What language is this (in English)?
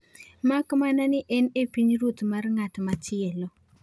Luo (Kenya and Tanzania)